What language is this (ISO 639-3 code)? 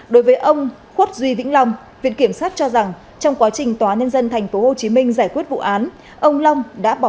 vie